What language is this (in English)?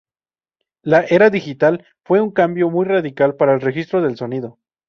Spanish